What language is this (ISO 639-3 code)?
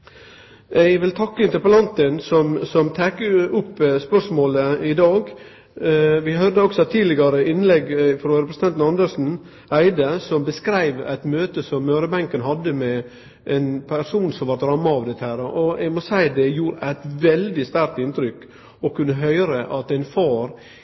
nno